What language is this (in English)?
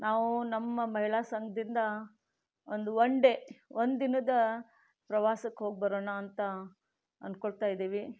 Kannada